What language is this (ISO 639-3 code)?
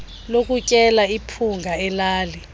xho